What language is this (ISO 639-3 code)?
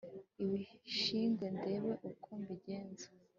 kin